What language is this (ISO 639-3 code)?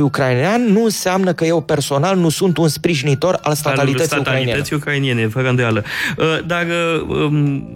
ron